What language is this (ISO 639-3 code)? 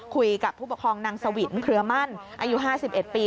tha